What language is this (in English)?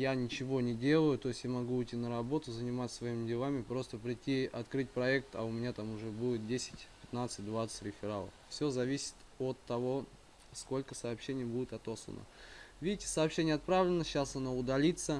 Russian